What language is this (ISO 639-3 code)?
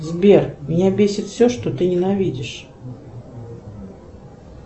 rus